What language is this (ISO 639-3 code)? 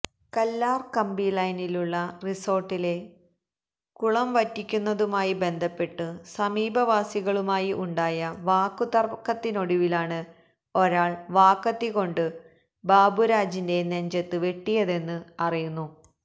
mal